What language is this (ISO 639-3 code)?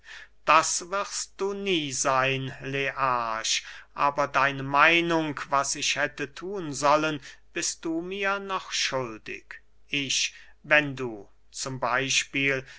deu